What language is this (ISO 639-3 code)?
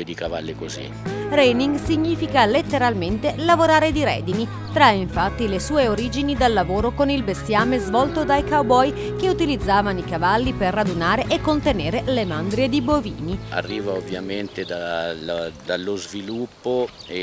ita